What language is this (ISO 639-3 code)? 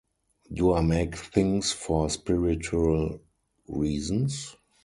eng